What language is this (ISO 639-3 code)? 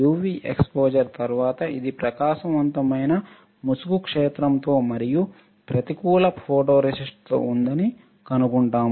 tel